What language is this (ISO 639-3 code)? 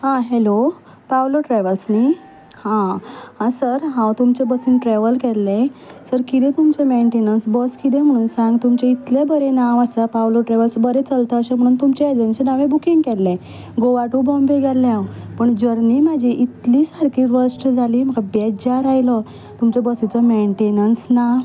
kok